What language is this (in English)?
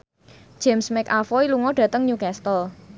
Javanese